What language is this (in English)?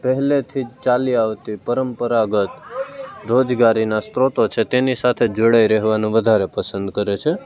Gujarati